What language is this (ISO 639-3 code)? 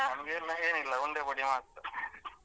kan